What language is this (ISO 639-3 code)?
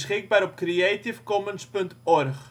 nld